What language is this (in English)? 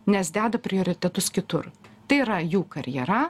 Lithuanian